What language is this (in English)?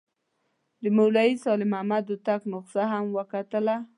Pashto